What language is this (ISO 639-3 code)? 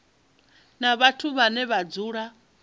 ven